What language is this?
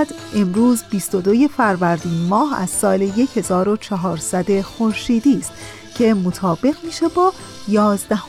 Persian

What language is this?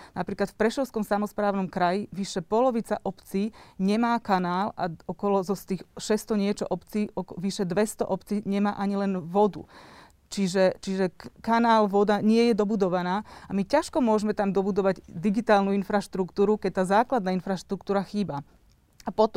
Slovak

